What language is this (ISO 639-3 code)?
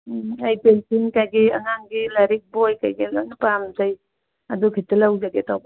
mni